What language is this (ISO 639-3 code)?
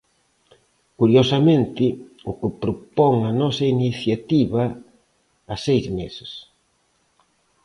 glg